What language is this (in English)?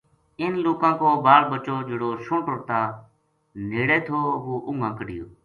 Gujari